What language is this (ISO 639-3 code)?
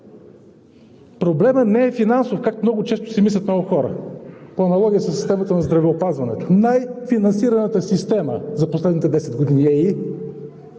bul